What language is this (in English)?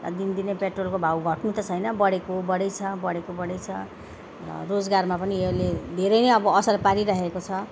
Nepali